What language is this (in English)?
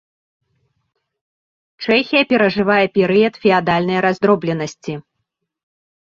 Belarusian